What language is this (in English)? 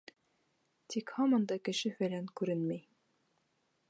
Bashkir